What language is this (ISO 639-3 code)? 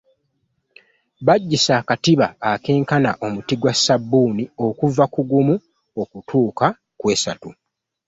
lug